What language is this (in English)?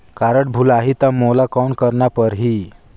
Chhattisgarhi